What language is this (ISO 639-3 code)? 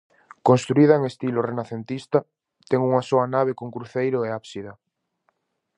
glg